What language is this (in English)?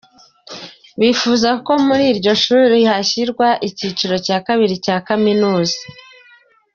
Kinyarwanda